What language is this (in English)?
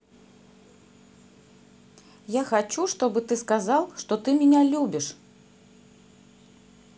Russian